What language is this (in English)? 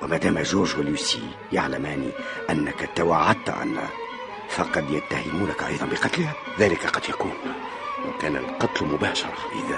Arabic